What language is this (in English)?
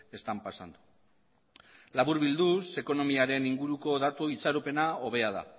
Basque